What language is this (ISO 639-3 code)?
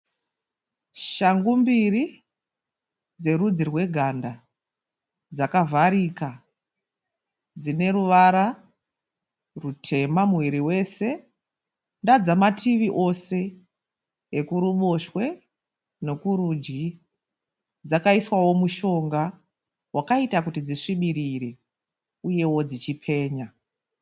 sna